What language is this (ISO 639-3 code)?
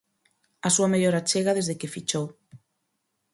glg